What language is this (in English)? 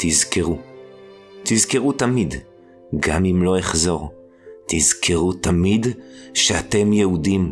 Hebrew